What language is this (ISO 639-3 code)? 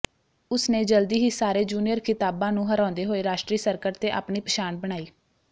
pan